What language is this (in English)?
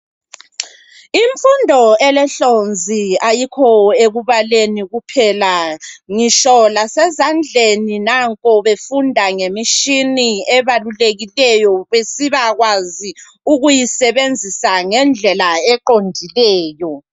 North Ndebele